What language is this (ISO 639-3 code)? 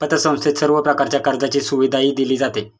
mar